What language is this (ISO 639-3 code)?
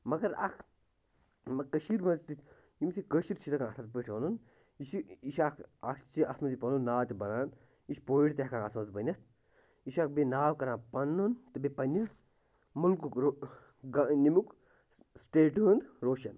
kas